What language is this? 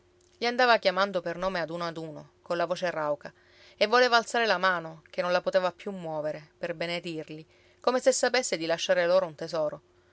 Italian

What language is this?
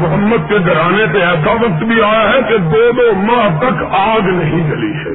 Urdu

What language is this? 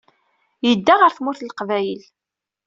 Kabyle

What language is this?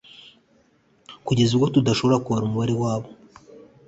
Kinyarwanda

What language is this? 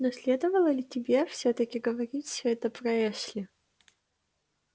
Russian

